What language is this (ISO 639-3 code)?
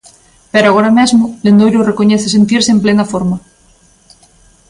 glg